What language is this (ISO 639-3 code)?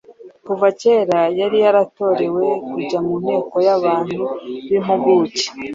kin